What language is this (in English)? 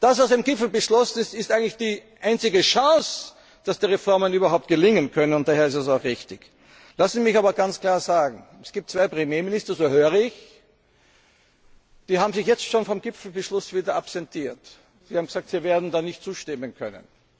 German